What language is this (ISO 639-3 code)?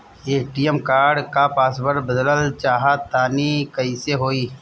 bho